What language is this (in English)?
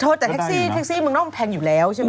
Thai